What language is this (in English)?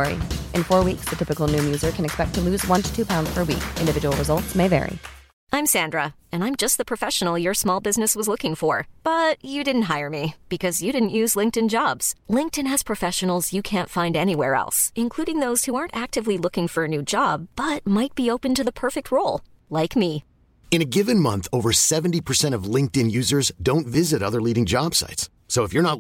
Filipino